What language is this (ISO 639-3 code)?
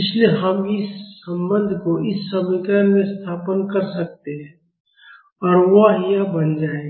hin